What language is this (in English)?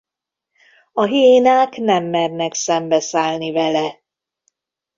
Hungarian